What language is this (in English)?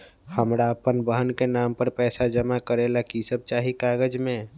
Magahi